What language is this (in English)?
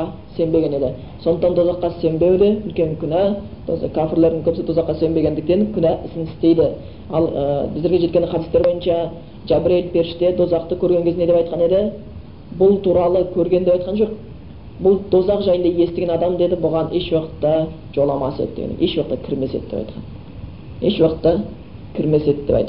Bulgarian